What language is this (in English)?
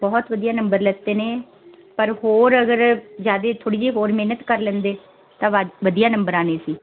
Punjabi